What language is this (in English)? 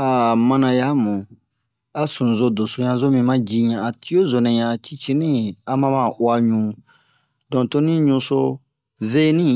Bomu